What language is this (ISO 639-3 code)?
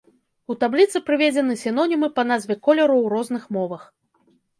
bel